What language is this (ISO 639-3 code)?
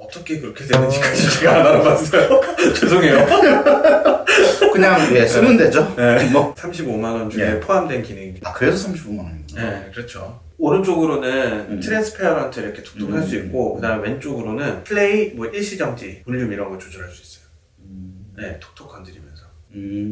kor